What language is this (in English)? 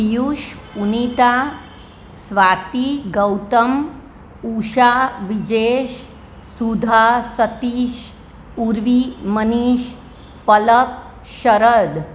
Gujarati